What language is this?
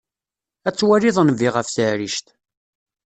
Kabyle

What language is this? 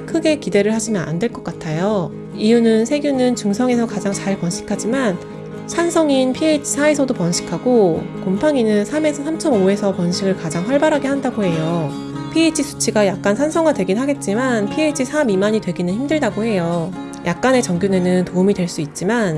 Korean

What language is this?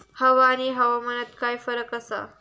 Marathi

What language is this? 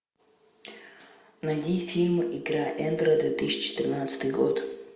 Russian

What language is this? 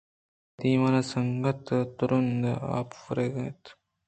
Eastern Balochi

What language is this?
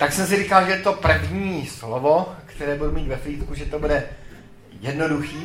Czech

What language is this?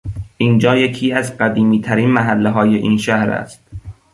Persian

